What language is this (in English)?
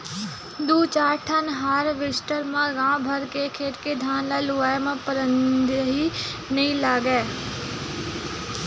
Chhattisgarhi